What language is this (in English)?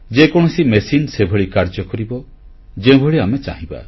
Odia